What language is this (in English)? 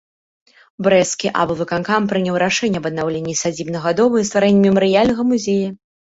Belarusian